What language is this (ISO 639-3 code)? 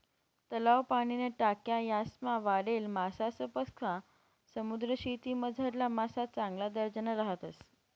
mar